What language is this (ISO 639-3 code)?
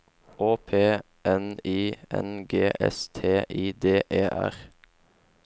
nor